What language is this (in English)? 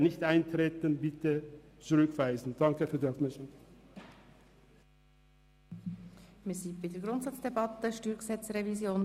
Swiss German